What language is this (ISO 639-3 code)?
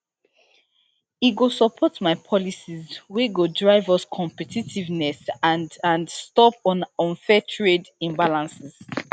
pcm